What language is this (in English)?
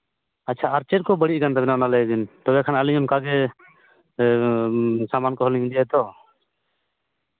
Santali